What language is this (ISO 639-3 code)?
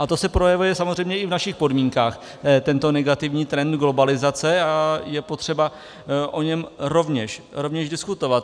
ces